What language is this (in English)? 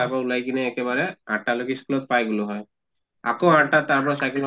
Assamese